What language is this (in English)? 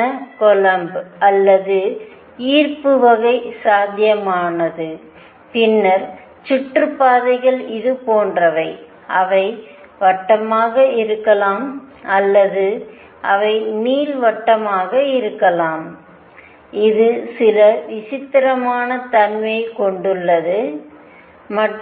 Tamil